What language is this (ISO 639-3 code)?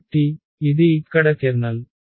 tel